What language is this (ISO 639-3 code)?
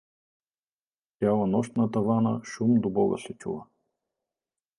bul